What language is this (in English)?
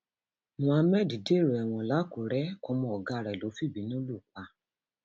Yoruba